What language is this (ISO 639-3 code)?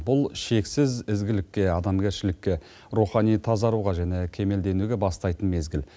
kaz